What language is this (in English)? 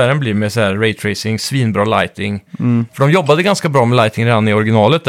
Swedish